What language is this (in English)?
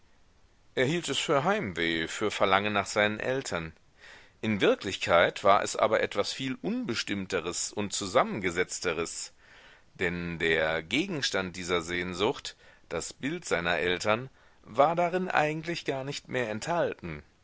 German